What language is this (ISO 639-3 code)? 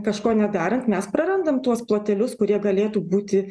lit